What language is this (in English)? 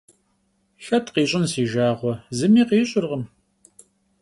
Kabardian